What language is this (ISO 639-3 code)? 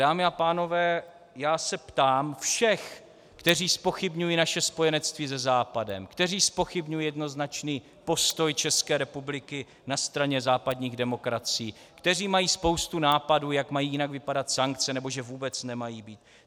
ces